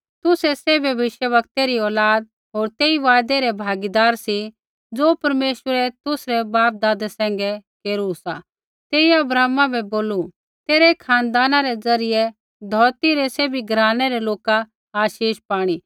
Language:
Kullu Pahari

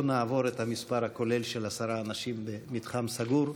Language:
Hebrew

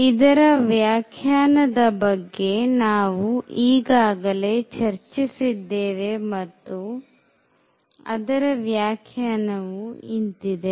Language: Kannada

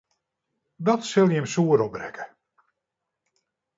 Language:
Western Frisian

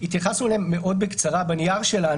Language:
Hebrew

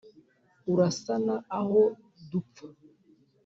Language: Kinyarwanda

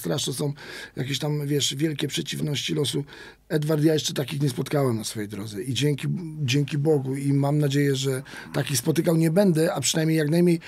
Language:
Polish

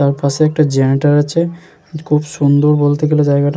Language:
Bangla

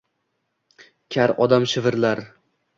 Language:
Uzbek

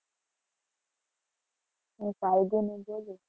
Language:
Gujarati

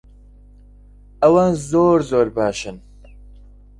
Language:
Central Kurdish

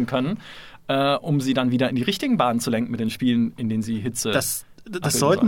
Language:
German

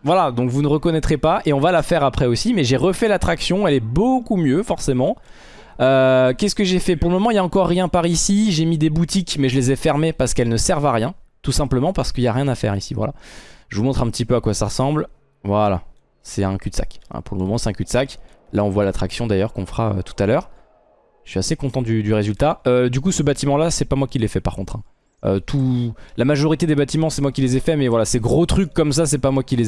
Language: French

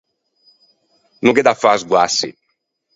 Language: Ligurian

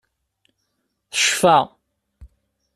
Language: Kabyle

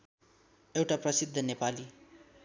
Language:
Nepali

